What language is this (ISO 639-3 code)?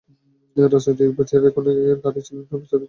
ben